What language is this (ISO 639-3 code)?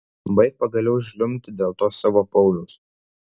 lit